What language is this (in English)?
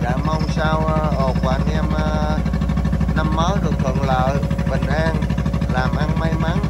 Vietnamese